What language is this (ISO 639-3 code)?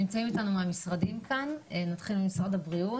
heb